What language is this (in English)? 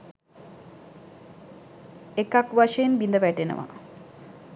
Sinhala